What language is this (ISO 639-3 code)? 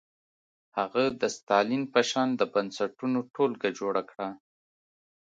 pus